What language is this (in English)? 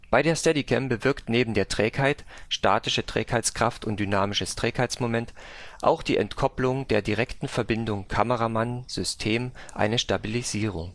German